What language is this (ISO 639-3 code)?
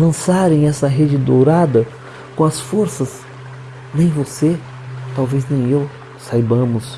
por